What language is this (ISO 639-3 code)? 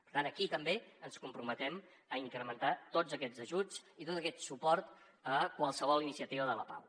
cat